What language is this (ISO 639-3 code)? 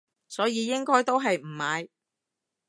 yue